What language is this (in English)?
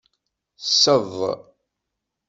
Kabyle